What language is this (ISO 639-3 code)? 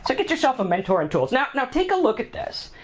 eng